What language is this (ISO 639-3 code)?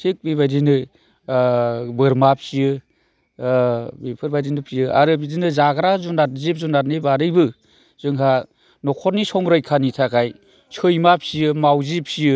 brx